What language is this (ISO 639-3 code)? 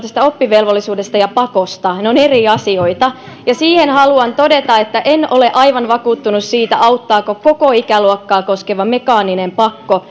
fin